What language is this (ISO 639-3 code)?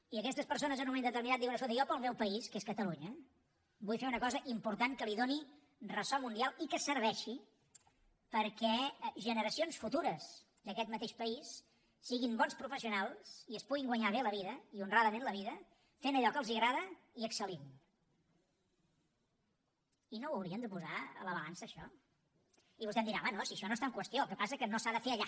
cat